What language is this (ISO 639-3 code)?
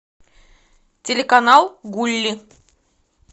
rus